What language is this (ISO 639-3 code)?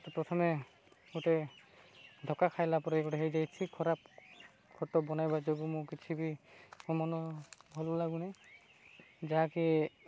ori